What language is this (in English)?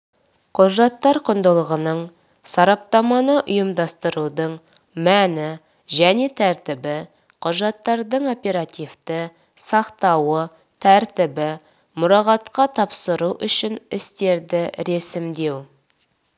Kazakh